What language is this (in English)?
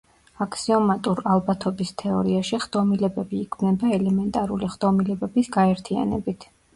Georgian